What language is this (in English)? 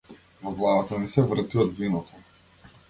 Macedonian